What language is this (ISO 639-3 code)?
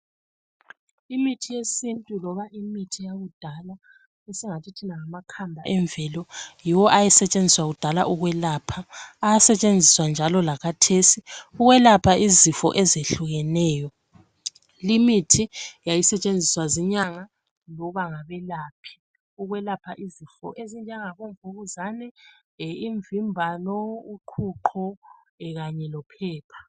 nde